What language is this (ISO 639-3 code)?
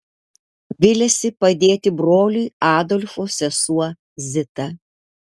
lit